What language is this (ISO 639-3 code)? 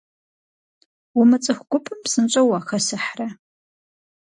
kbd